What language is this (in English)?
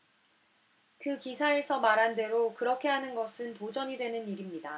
Korean